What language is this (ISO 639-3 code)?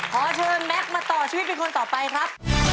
tha